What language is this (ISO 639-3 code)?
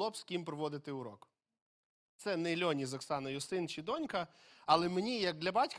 ukr